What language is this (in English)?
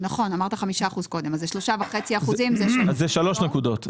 Hebrew